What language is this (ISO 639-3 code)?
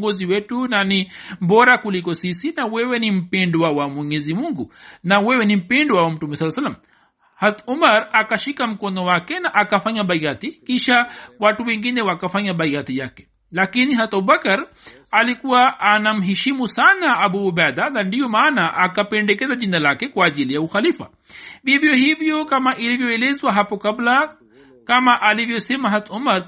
swa